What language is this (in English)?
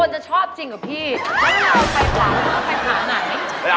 Thai